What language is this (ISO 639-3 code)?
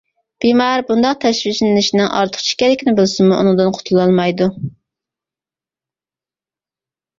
uig